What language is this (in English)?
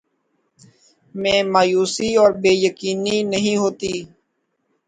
Urdu